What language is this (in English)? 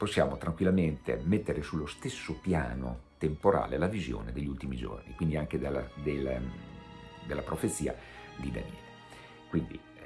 Italian